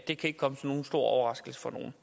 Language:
Danish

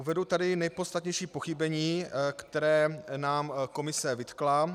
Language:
Czech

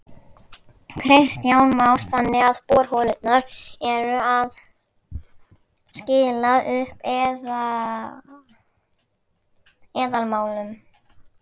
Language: Icelandic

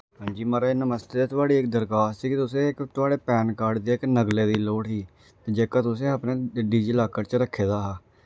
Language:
Dogri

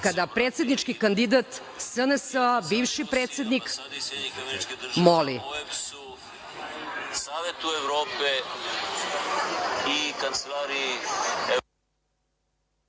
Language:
Serbian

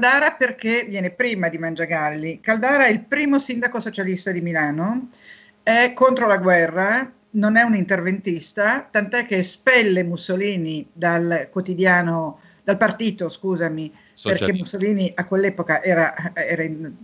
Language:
Italian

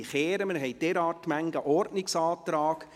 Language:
Swiss German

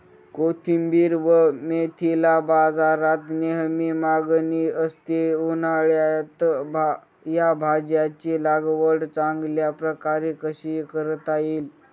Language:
Marathi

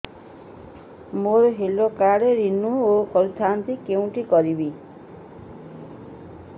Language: Odia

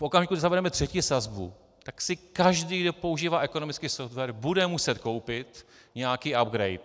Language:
Czech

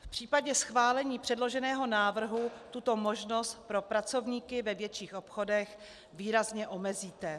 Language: Czech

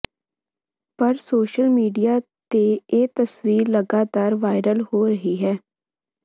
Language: Punjabi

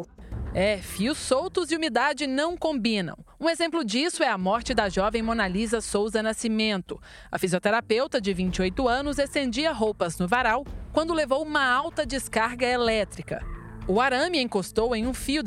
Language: Portuguese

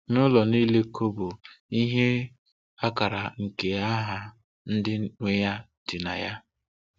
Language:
Igbo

